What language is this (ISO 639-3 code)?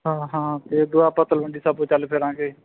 pan